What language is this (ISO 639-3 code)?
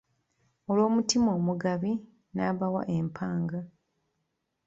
lug